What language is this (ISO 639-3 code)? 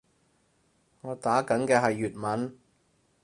yue